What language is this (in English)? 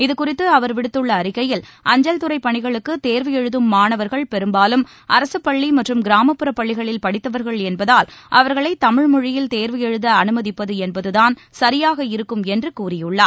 Tamil